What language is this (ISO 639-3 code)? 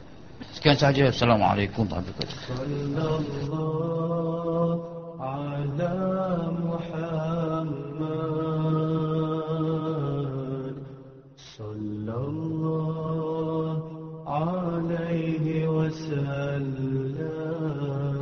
msa